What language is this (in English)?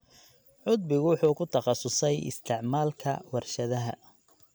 Somali